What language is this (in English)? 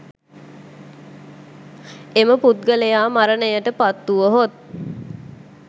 Sinhala